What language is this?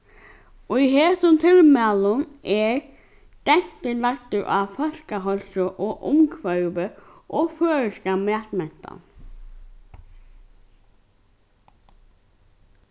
Faroese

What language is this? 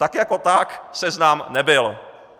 Czech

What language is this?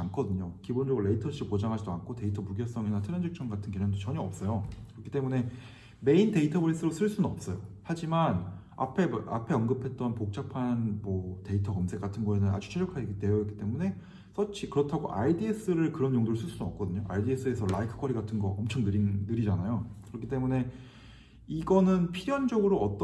Korean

